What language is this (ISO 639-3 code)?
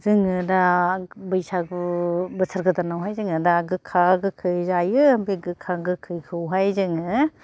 brx